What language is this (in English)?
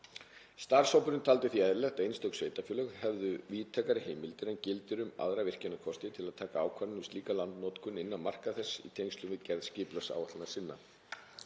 Icelandic